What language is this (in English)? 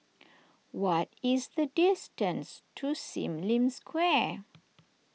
English